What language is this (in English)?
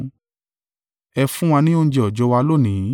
Yoruba